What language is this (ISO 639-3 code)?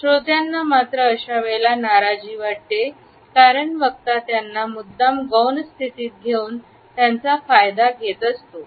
mar